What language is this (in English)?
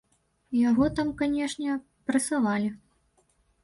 Belarusian